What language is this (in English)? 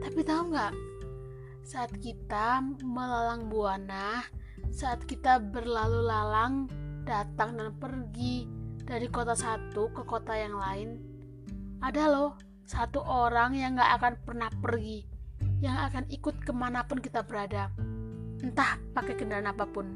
Indonesian